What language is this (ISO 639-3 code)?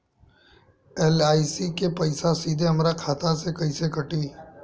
bho